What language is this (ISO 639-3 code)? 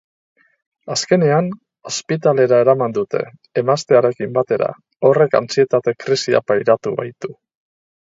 eus